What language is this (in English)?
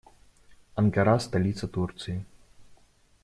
Russian